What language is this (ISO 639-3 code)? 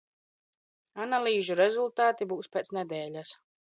lav